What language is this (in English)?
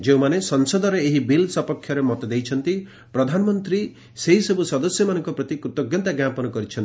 Odia